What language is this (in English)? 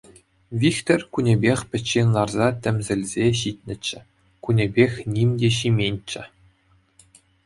Chuvash